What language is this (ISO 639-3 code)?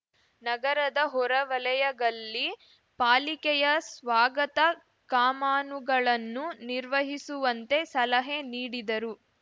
kan